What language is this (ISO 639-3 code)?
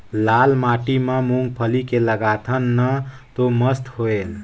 hne